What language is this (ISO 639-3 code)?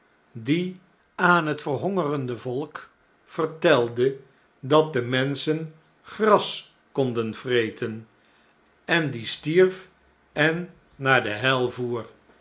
nld